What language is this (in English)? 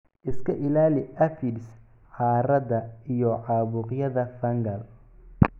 Somali